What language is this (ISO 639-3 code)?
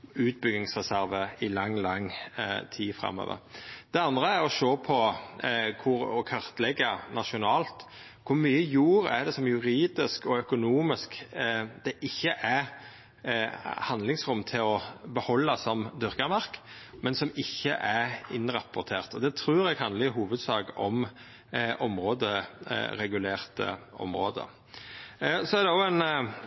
nno